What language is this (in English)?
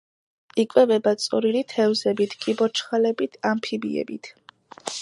Georgian